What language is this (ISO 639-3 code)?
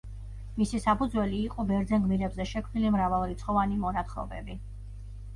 kat